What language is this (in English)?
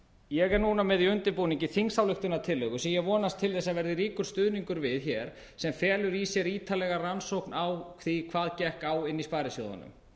Icelandic